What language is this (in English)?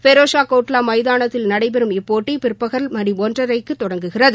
Tamil